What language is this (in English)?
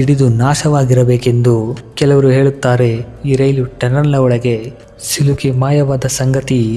Kannada